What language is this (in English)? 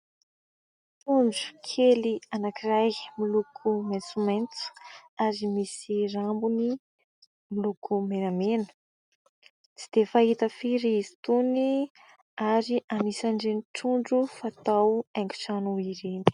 Malagasy